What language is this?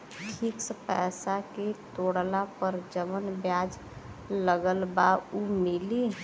Bhojpuri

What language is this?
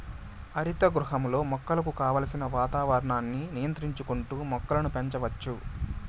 Telugu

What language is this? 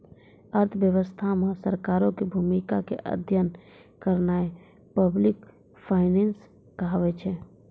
Maithili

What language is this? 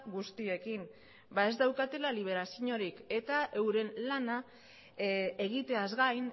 Basque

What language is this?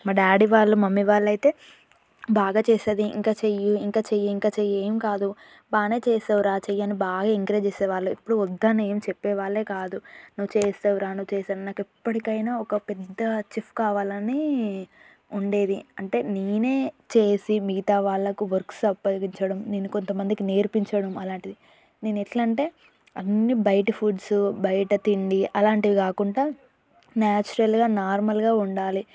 Telugu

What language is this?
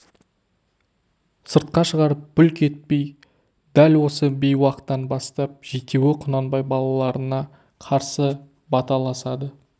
Kazakh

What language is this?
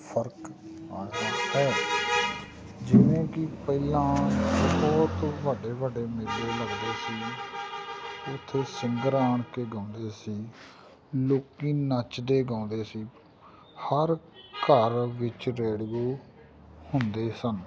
Punjabi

